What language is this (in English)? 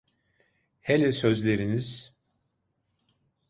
Turkish